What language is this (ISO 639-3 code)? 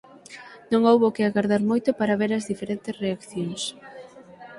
glg